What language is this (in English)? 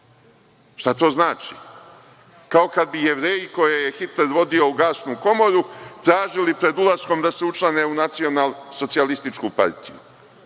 Serbian